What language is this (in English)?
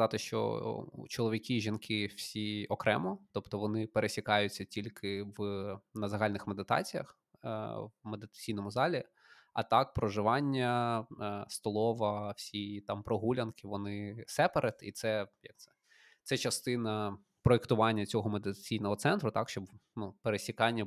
Ukrainian